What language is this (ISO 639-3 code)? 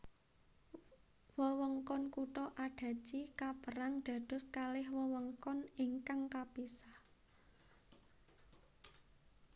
jav